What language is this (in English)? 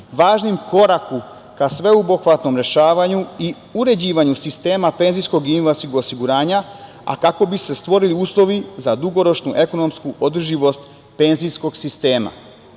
Serbian